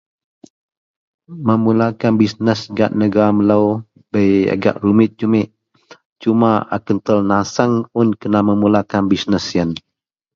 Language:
Central Melanau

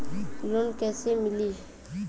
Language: Bhojpuri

